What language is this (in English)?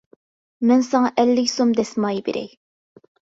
Uyghur